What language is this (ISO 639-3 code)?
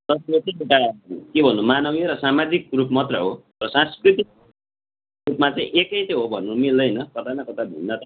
nep